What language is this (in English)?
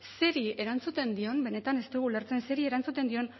Basque